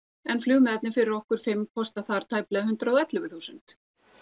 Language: Icelandic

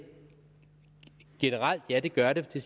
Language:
Danish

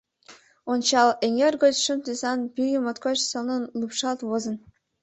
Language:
Mari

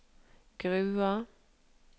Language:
Norwegian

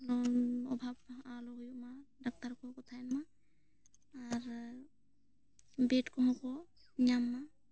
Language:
Santali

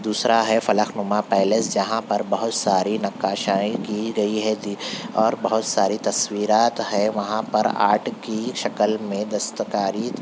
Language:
Urdu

